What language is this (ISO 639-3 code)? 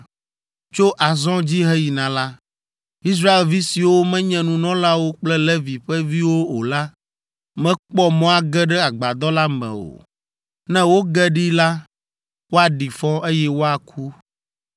ewe